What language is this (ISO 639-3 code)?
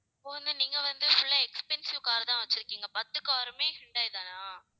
tam